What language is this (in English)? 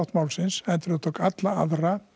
Icelandic